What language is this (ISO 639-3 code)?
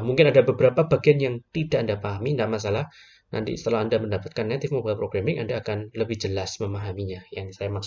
ind